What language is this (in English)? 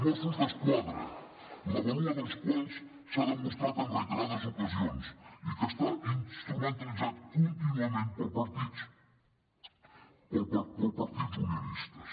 Catalan